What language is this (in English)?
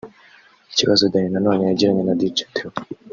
Kinyarwanda